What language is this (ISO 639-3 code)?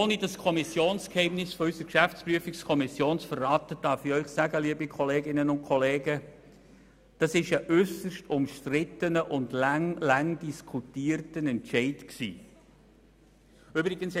gsw